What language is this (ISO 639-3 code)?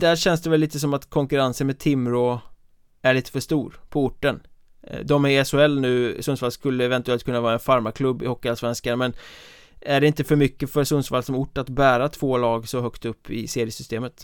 swe